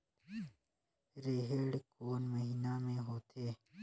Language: Chhattisgarhi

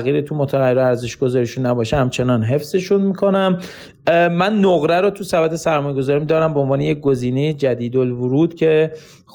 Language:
Persian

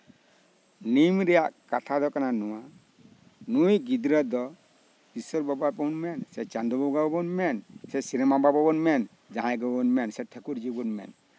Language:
Santali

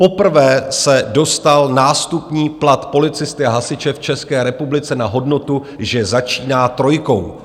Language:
Czech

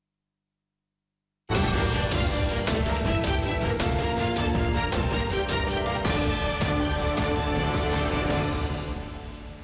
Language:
Ukrainian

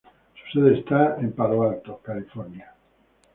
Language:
Spanish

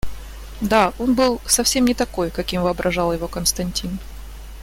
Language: Russian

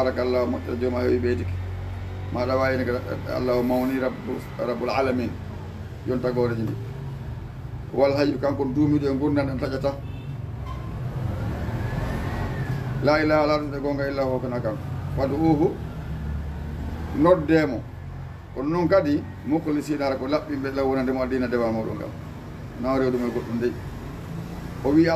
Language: Arabic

